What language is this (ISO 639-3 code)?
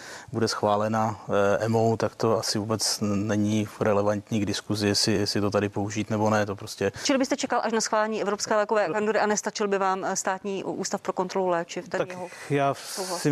ces